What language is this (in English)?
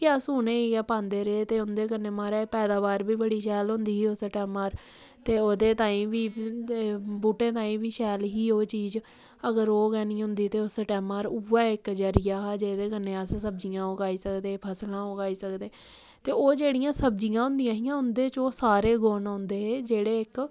Dogri